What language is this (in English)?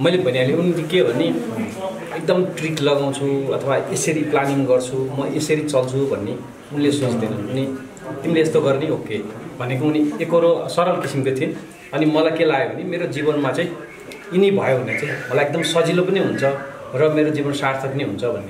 Romanian